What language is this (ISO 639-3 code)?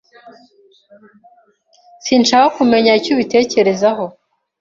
kin